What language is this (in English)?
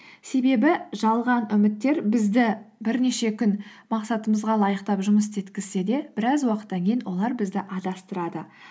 Kazakh